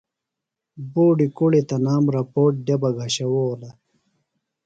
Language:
Phalura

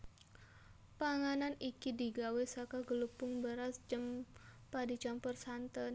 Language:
Javanese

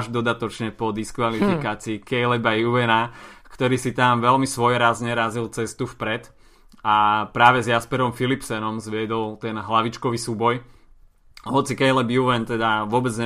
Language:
Slovak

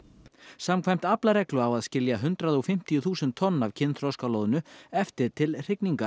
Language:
Icelandic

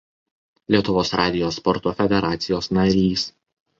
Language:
Lithuanian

